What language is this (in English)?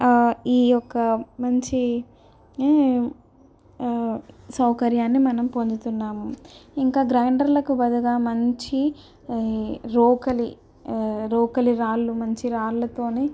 Telugu